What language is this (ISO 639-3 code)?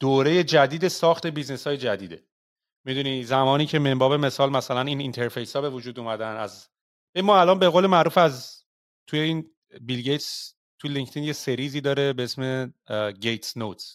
fas